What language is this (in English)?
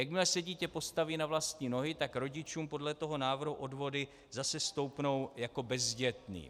Czech